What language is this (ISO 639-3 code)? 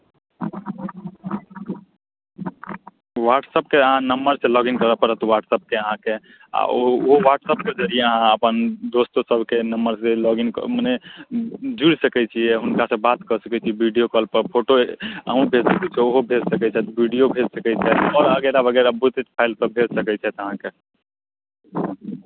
mai